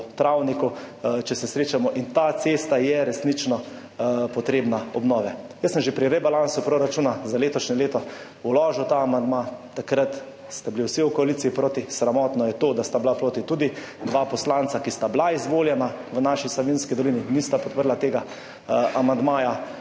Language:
Slovenian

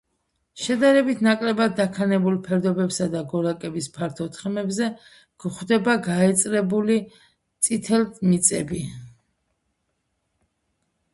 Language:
Georgian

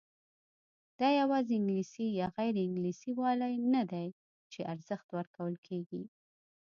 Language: Pashto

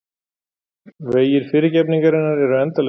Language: Icelandic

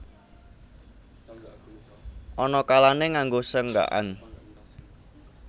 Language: Javanese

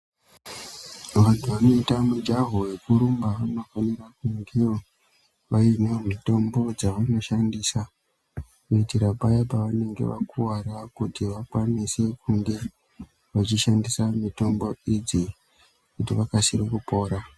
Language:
Ndau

